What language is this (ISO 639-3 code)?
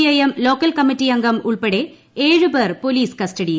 mal